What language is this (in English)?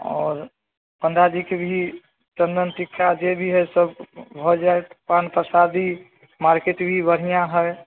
Maithili